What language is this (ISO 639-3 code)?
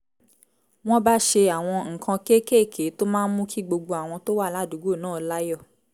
yor